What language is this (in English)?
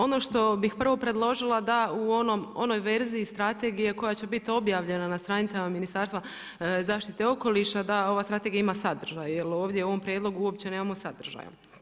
Croatian